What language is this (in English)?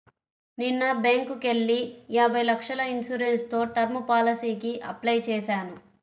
Telugu